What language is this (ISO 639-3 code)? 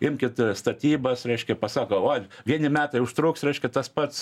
lit